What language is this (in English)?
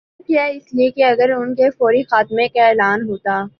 Urdu